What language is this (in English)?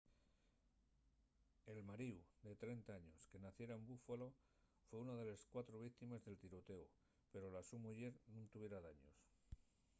Asturian